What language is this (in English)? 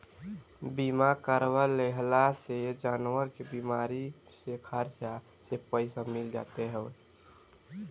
Bhojpuri